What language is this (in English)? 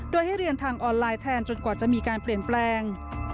Thai